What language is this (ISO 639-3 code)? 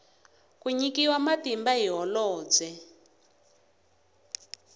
tso